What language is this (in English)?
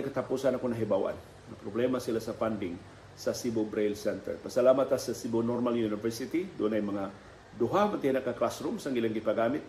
Filipino